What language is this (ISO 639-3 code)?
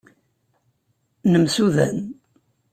kab